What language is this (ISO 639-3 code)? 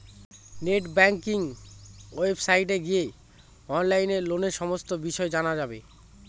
ben